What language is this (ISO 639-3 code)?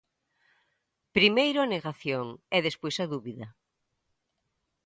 glg